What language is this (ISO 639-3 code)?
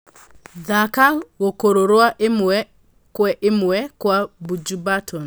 kik